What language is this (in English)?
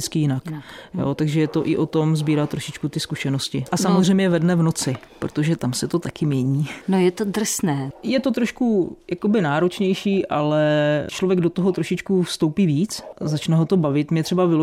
Czech